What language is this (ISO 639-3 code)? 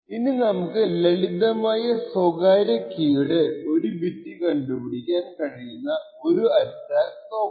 mal